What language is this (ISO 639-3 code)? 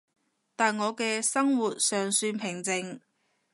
yue